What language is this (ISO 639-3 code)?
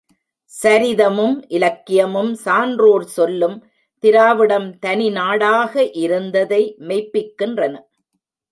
tam